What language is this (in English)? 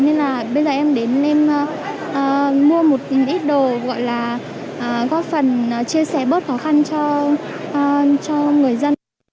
Vietnamese